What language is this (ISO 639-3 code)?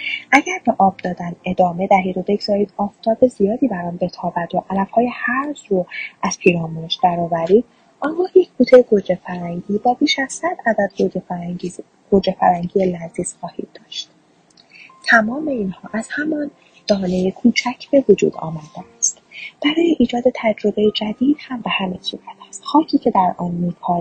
fas